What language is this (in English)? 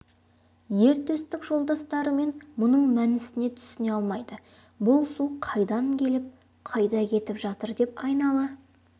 Kazakh